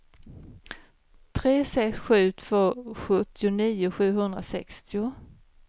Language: Swedish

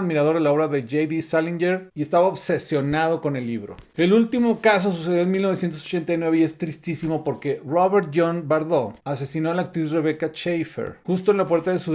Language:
Spanish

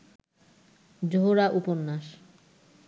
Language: Bangla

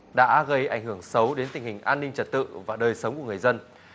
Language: Vietnamese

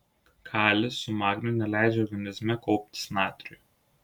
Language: Lithuanian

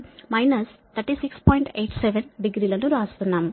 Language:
Telugu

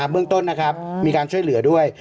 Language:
Thai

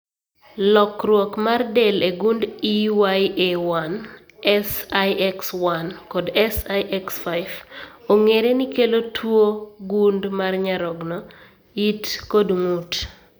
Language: Luo (Kenya and Tanzania)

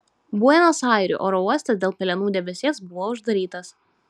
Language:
Lithuanian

